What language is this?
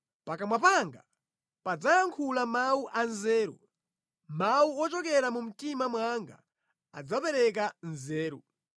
Nyanja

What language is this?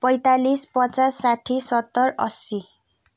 Nepali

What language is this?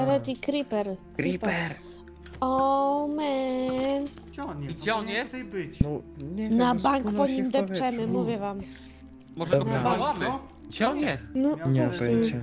Polish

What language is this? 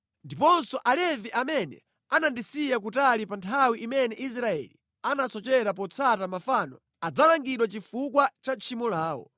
Nyanja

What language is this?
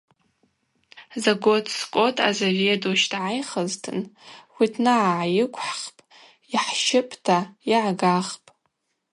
Abaza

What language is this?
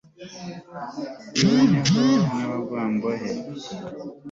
Kinyarwanda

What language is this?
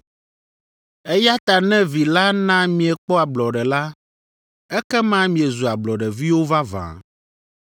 Ewe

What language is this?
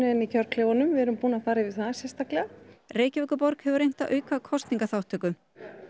Icelandic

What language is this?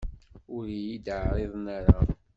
Kabyle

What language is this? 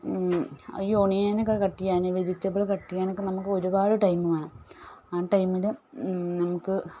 Malayalam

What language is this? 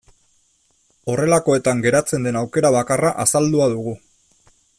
Basque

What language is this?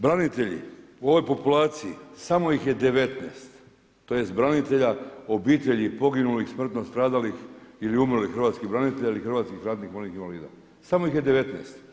Croatian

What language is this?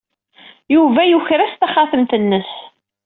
Kabyle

